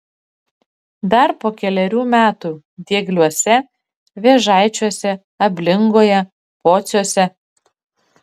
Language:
Lithuanian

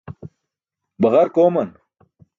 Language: Burushaski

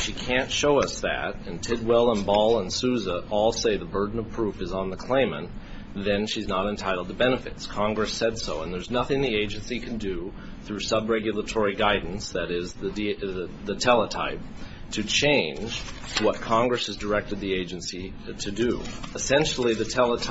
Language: English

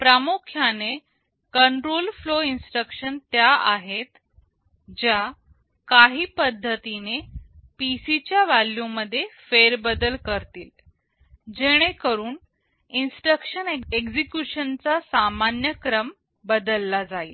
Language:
Marathi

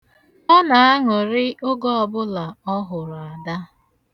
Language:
Igbo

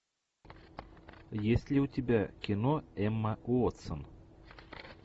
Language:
Russian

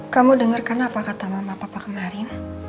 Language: Indonesian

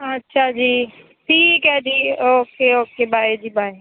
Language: Punjabi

